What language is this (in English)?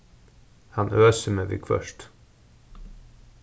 Faroese